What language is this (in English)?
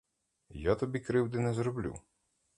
Ukrainian